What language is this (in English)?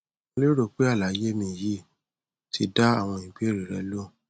Yoruba